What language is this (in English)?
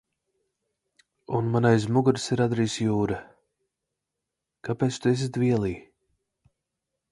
Latvian